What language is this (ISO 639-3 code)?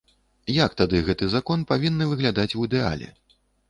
bel